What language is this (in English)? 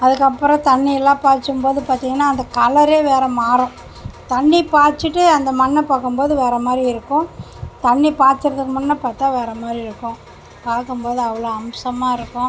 Tamil